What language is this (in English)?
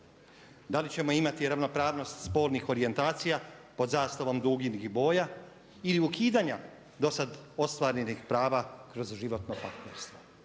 Croatian